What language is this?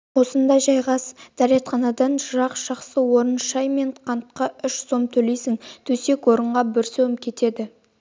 Kazakh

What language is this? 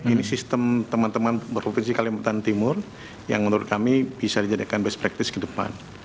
Indonesian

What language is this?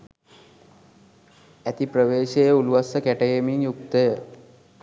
Sinhala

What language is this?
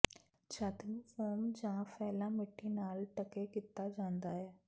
Punjabi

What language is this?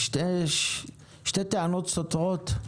Hebrew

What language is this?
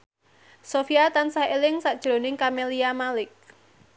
Javanese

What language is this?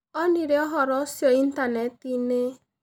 Kikuyu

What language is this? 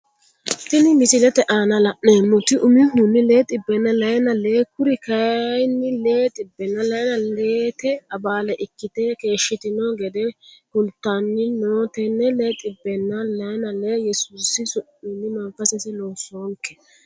Sidamo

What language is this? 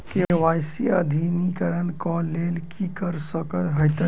Maithili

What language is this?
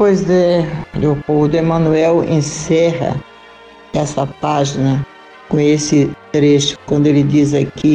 Portuguese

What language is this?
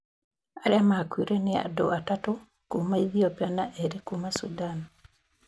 Kikuyu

